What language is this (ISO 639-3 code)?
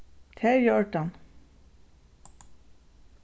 fao